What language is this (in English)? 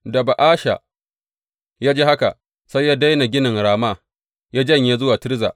Hausa